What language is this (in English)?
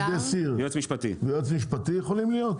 Hebrew